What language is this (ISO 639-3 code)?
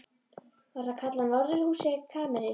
isl